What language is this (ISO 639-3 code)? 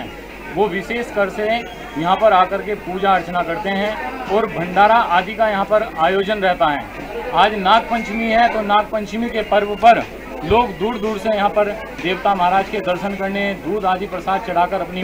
hin